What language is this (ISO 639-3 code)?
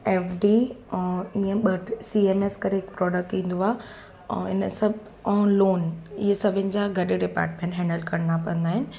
snd